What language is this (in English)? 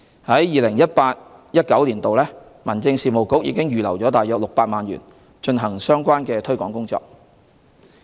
Cantonese